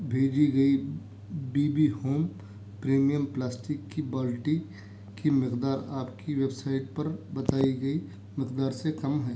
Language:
Urdu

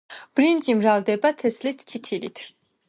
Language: Georgian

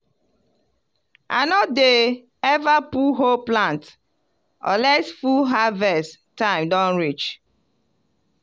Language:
Nigerian Pidgin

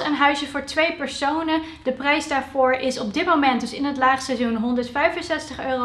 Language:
Dutch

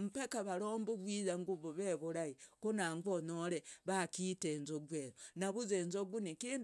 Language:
Logooli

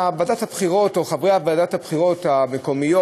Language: Hebrew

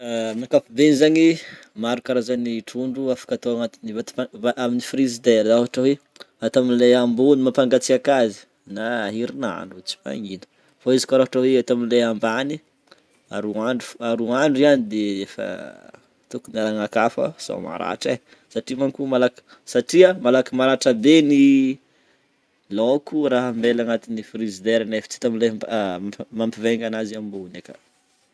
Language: Northern Betsimisaraka Malagasy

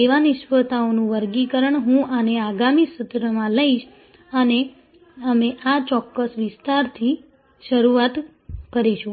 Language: Gujarati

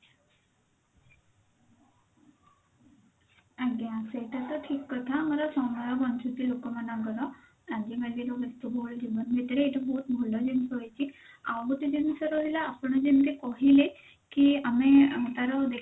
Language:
Odia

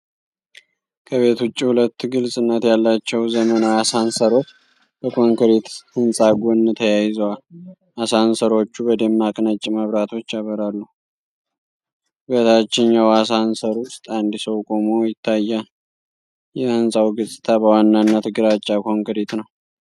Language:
Amharic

